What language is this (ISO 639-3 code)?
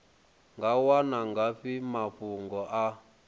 ven